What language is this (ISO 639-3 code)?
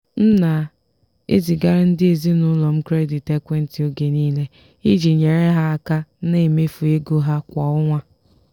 ibo